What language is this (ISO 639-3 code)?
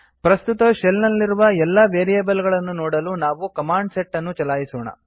kan